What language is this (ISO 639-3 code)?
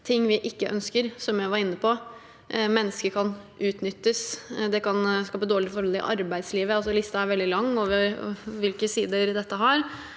nor